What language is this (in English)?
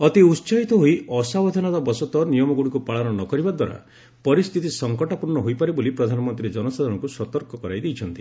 Odia